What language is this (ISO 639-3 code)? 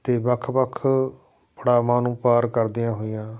pan